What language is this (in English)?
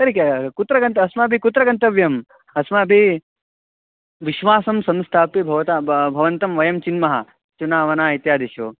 Sanskrit